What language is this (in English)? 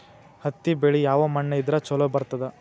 Kannada